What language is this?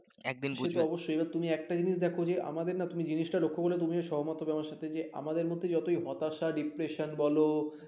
Bangla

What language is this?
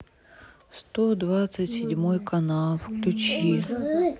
Russian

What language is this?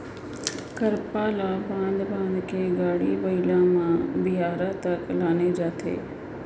Chhattisgarhi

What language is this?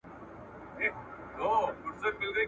Pashto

